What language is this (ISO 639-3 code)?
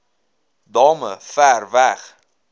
afr